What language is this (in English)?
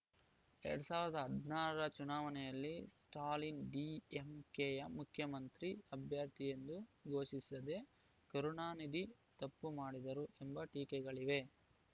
Kannada